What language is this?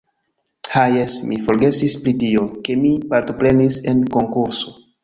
Esperanto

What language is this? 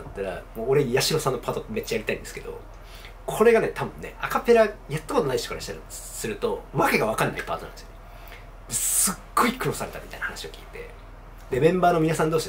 Japanese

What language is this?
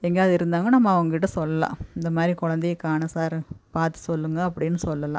Tamil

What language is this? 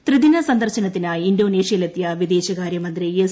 Malayalam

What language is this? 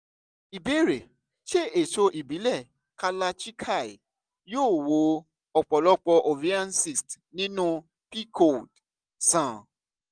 Yoruba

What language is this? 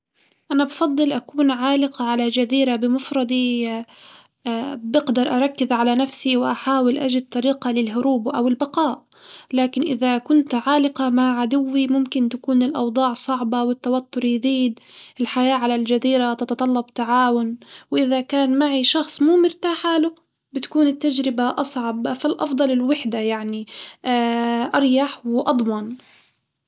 Hijazi Arabic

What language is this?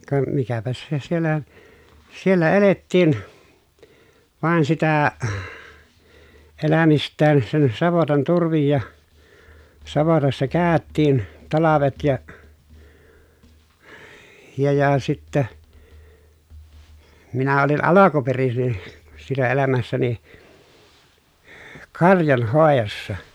Finnish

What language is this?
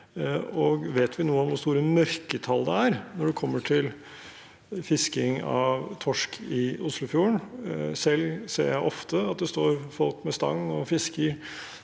Norwegian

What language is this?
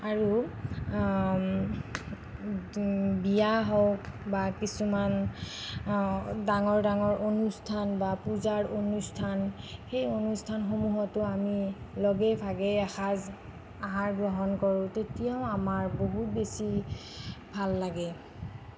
Assamese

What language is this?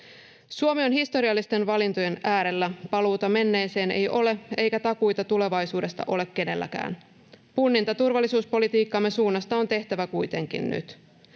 Finnish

